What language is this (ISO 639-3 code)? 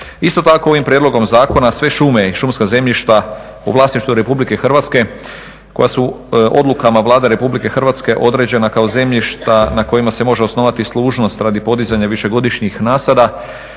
hrv